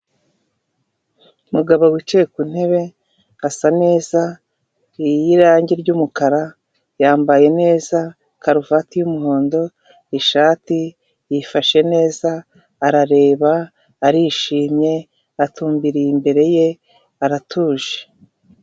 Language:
Kinyarwanda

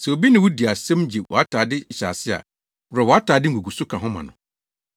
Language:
Akan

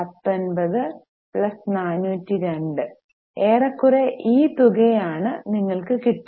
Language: Malayalam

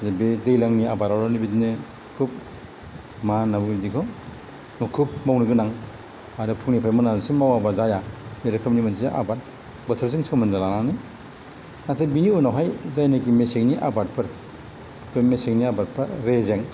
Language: Bodo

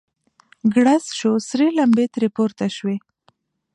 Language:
Pashto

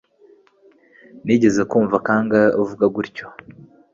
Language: Kinyarwanda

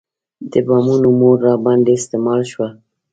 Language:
Pashto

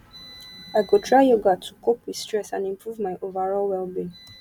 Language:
Nigerian Pidgin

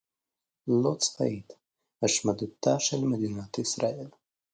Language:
Hebrew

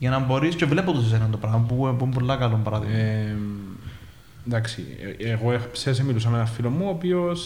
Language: Greek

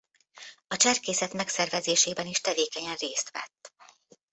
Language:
Hungarian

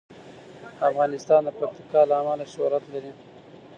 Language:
Pashto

